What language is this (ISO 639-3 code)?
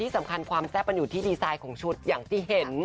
tha